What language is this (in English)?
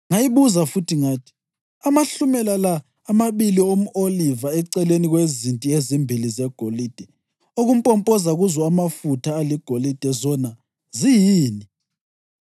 North Ndebele